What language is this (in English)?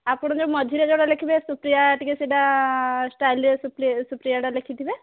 Odia